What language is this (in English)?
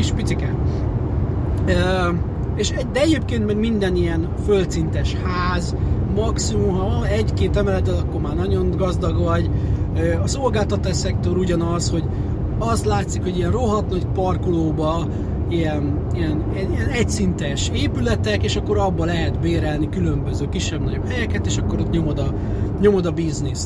Hungarian